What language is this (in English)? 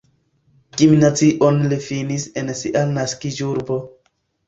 Esperanto